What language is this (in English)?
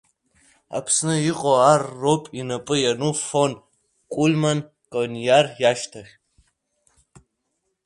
Abkhazian